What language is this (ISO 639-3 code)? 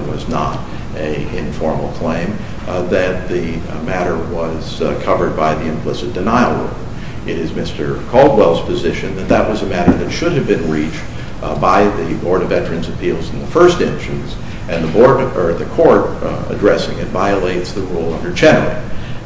eng